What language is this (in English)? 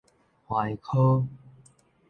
Min Nan Chinese